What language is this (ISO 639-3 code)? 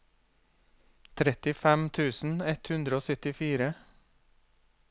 nor